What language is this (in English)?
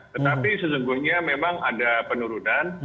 Indonesian